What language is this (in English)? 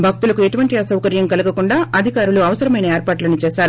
Telugu